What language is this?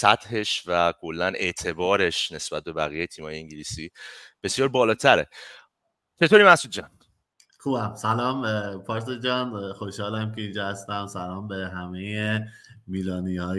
Persian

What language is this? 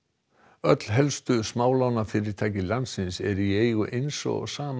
Icelandic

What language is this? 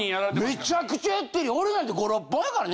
Japanese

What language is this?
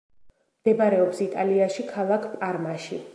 Georgian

